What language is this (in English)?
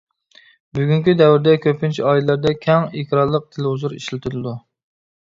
Uyghur